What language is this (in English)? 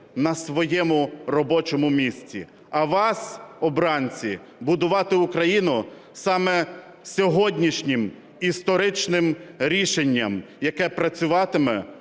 Ukrainian